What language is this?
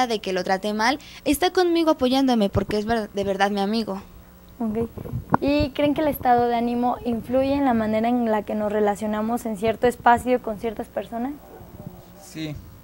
Spanish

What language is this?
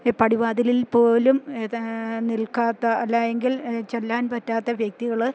Malayalam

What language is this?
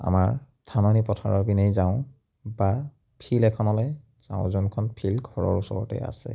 Assamese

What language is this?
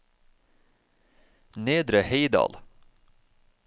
Norwegian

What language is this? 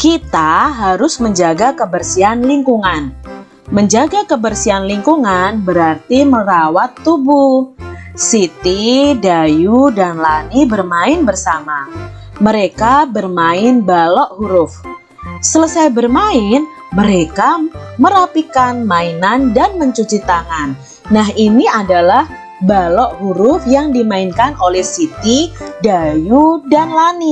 Indonesian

